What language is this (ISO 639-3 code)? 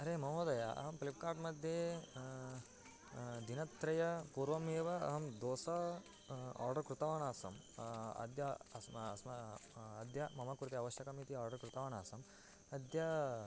san